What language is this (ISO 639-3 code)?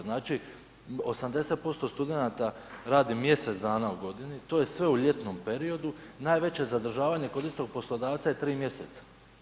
hrv